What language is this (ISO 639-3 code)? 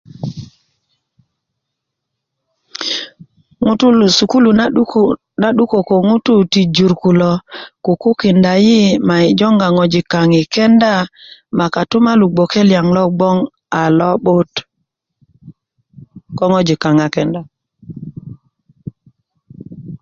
ukv